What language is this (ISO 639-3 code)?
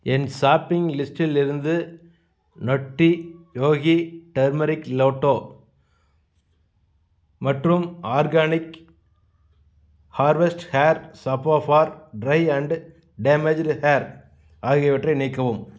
tam